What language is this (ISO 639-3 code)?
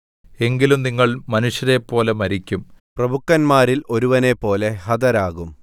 mal